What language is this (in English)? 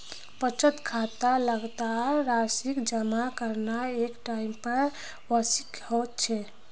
Magahi